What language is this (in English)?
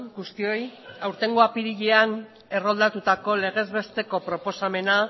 Basque